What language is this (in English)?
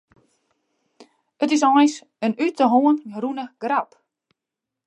Western Frisian